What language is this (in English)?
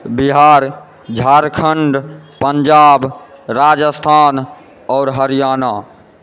Maithili